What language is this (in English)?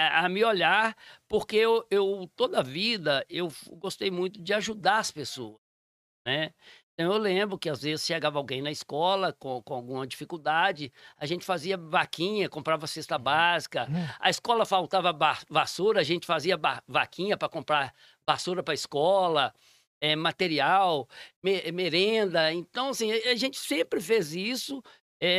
Portuguese